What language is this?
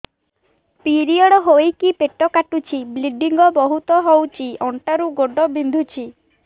Odia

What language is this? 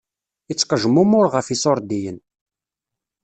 Kabyle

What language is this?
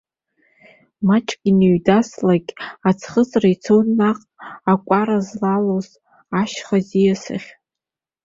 Abkhazian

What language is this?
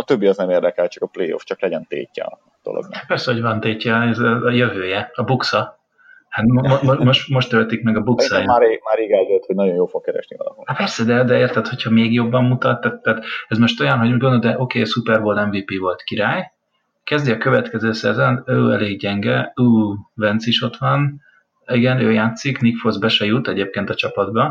Hungarian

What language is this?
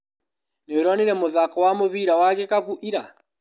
Kikuyu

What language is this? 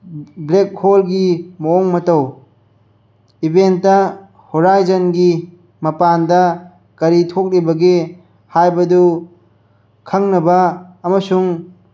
Manipuri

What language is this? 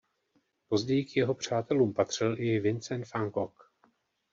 Czech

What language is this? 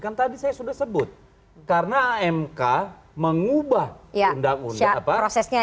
Indonesian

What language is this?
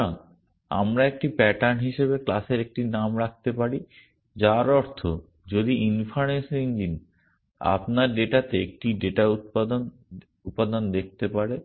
Bangla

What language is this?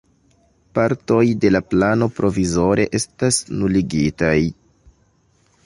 Esperanto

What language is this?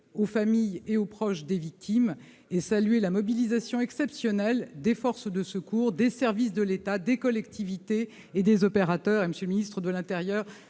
French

